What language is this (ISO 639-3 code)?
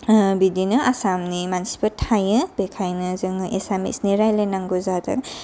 brx